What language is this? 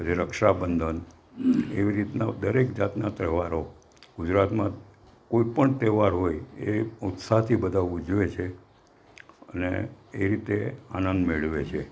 Gujarati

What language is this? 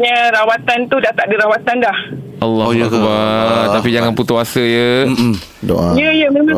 Malay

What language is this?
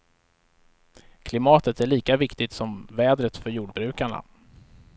Swedish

